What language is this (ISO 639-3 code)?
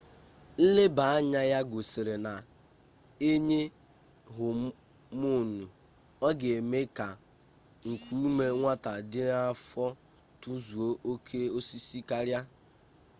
ibo